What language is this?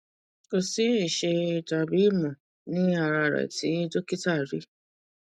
Yoruba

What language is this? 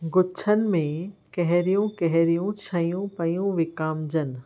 Sindhi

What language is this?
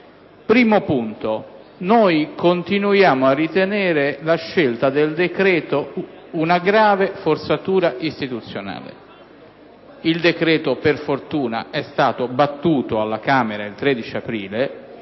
Italian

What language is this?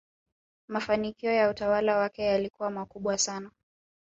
Swahili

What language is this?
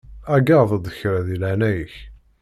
Kabyle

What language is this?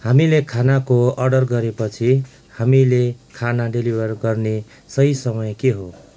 Nepali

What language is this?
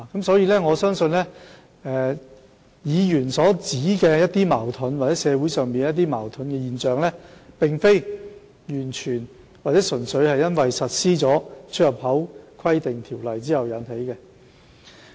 Cantonese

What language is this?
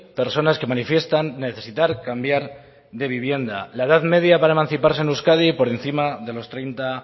Spanish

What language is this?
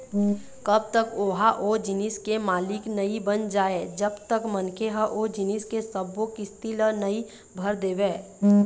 Chhattisgarhi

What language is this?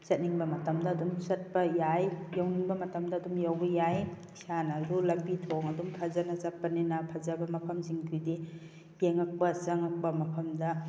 Manipuri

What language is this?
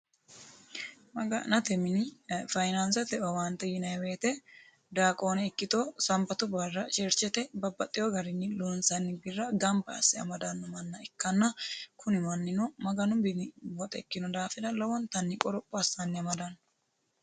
Sidamo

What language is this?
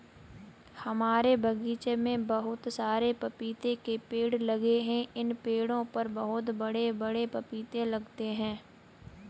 Hindi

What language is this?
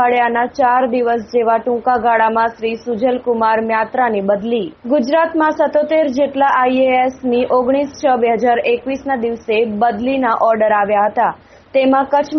Hindi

